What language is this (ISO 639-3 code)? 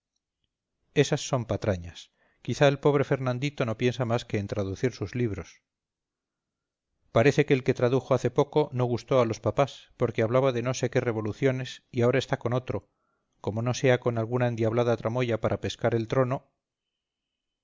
spa